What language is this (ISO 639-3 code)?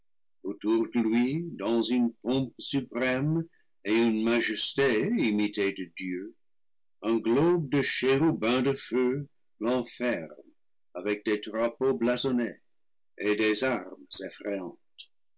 fra